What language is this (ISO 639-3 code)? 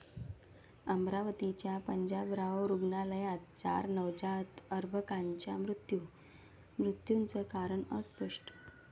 mar